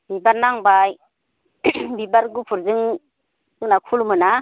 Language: Bodo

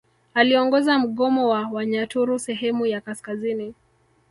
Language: Swahili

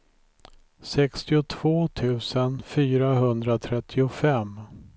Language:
Swedish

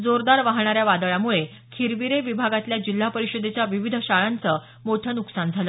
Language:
Marathi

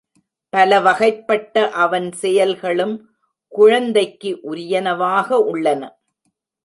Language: Tamil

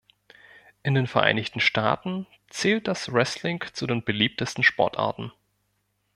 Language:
German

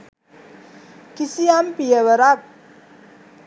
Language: Sinhala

